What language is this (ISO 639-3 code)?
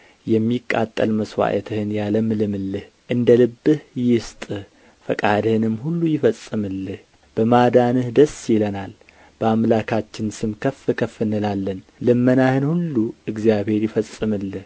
amh